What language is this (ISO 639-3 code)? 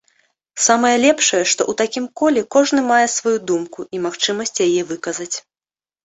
bel